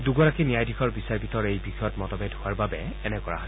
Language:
Assamese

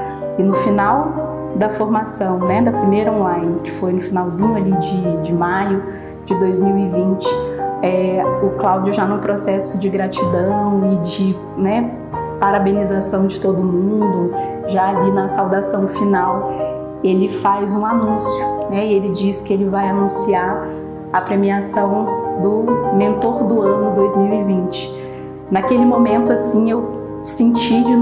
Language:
Portuguese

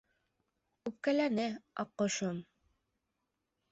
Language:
Bashkir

